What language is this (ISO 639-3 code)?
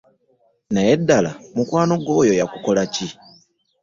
lug